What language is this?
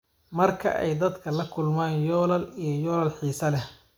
Somali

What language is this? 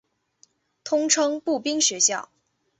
Chinese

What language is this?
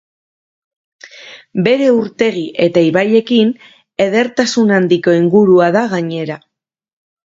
Basque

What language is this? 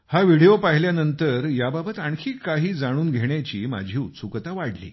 Marathi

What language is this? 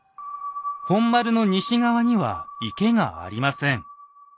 Japanese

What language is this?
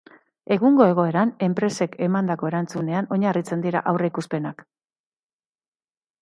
Basque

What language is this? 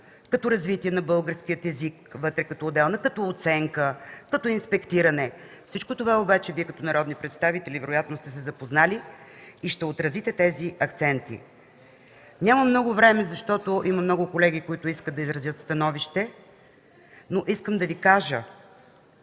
Bulgarian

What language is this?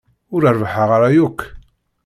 Kabyle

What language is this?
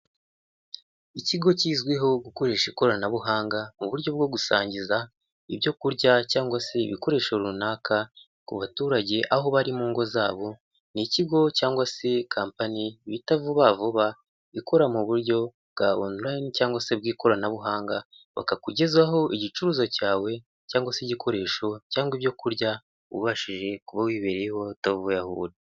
Kinyarwanda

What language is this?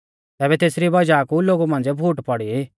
Mahasu Pahari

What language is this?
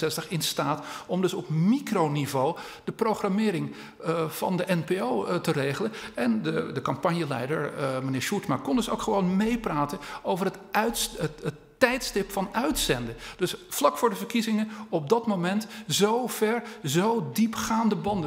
Dutch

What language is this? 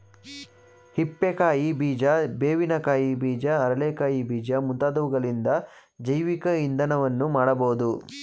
Kannada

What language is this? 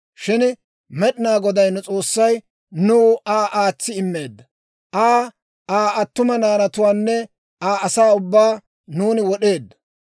Dawro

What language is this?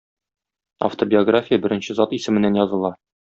Tatar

